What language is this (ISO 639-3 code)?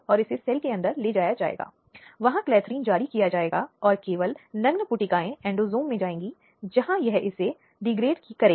hin